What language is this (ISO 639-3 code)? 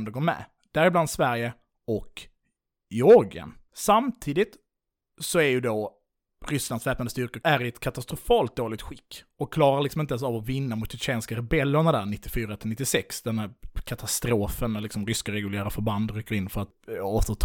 swe